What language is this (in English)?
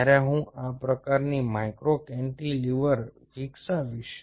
Gujarati